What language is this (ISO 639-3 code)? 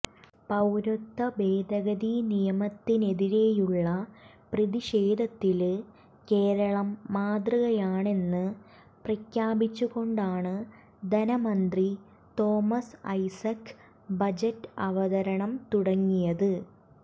mal